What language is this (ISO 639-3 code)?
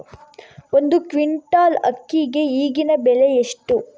kan